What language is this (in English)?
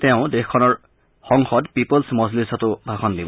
Assamese